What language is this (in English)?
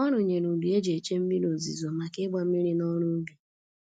Igbo